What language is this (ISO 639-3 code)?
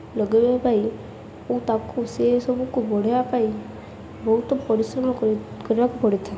ori